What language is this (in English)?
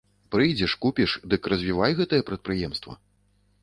Belarusian